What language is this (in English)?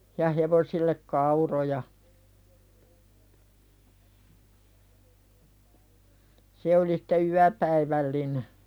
Finnish